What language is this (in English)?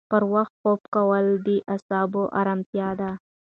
Pashto